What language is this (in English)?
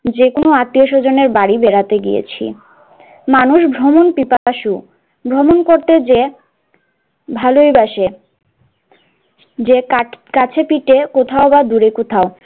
Bangla